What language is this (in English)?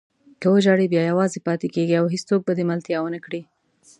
Pashto